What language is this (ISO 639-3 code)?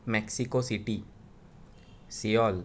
kok